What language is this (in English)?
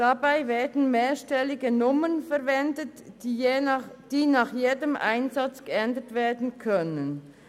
Swiss German